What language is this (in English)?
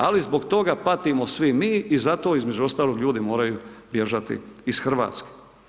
Croatian